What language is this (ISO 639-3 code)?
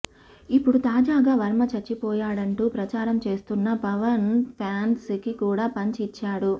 tel